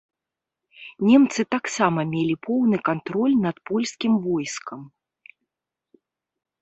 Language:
Belarusian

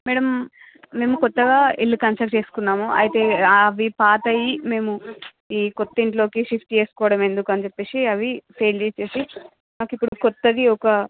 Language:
Telugu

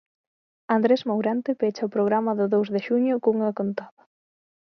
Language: Galician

